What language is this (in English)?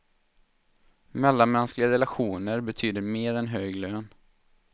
Swedish